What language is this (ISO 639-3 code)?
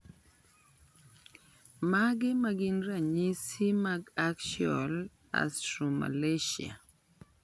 luo